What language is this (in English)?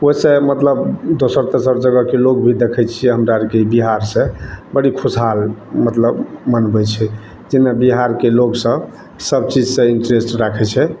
Maithili